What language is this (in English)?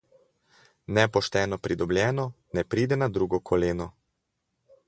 Slovenian